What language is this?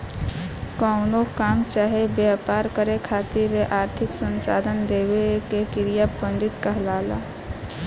Bhojpuri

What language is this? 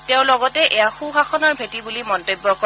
Assamese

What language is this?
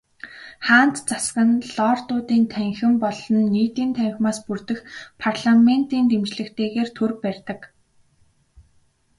Mongolian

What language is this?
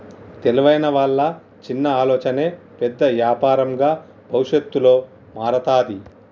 Telugu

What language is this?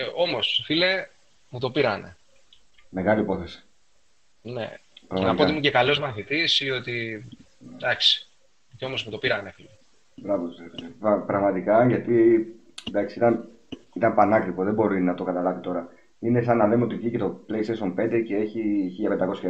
Greek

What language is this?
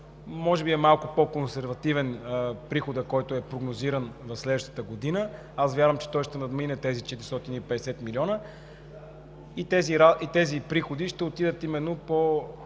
Bulgarian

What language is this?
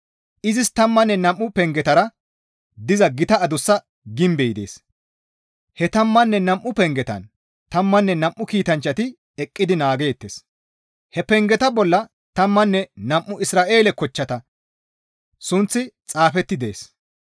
Gamo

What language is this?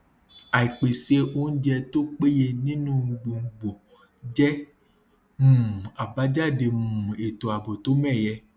Yoruba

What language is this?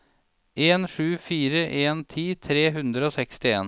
Norwegian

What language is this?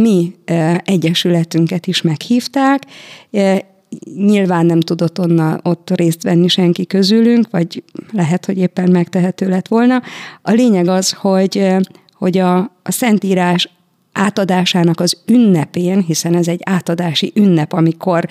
Hungarian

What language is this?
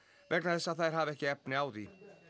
Icelandic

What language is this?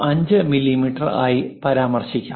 Malayalam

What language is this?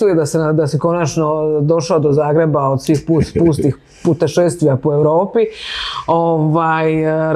Croatian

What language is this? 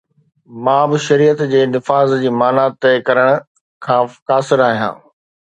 Sindhi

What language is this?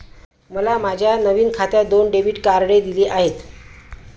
Marathi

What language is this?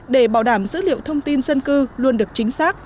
Vietnamese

